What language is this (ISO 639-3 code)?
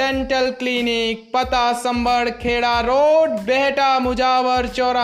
hin